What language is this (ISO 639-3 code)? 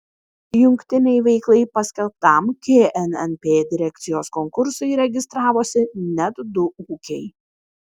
lit